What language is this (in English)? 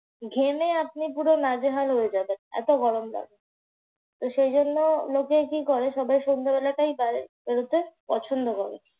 Bangla